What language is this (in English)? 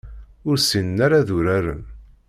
Kabyle